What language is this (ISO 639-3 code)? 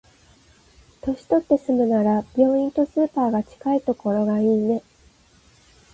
jpn